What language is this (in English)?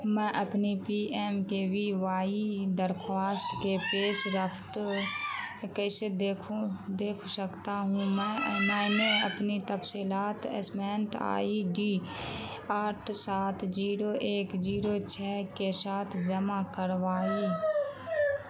Urdu